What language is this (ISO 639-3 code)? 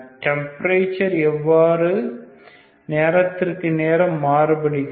tam